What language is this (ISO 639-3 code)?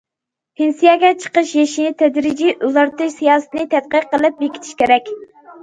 uig